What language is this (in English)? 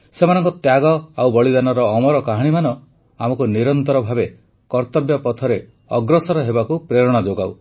Odia